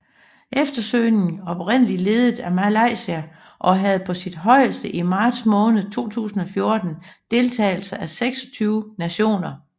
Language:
Danish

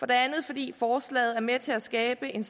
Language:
Danish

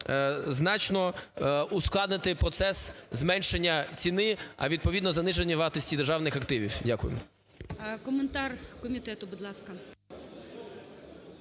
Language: Ukrainian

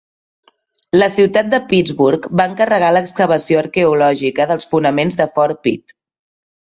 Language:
Catalan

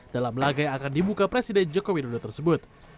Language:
Indonesian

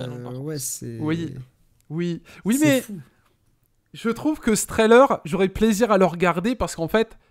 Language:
French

